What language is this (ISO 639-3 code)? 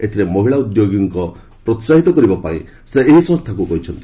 ori